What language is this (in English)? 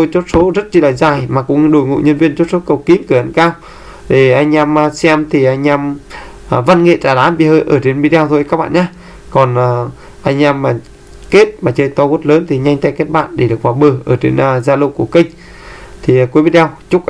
Vietnamese